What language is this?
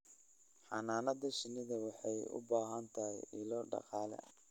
Somali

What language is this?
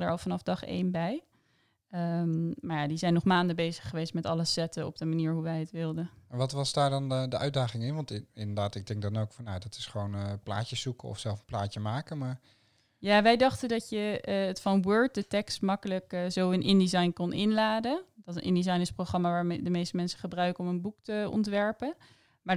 Dutch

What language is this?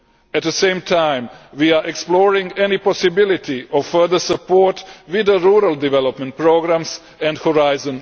English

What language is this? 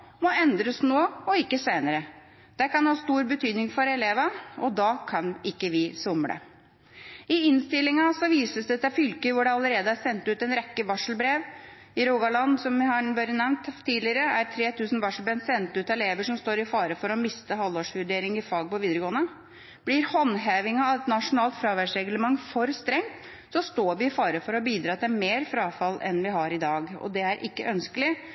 Norwegian Bokmål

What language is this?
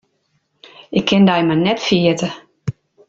Western Frisian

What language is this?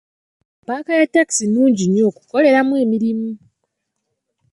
Ganda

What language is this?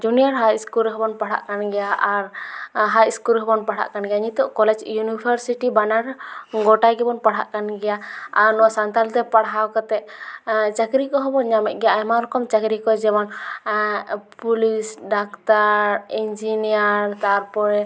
Santali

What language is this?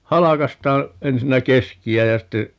Finnish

